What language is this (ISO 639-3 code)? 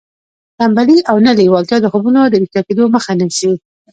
pus